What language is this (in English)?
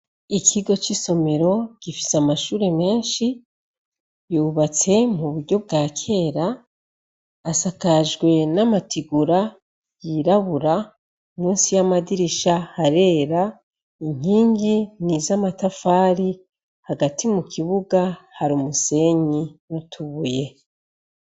Rundi